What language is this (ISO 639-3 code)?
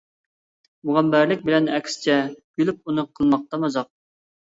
uig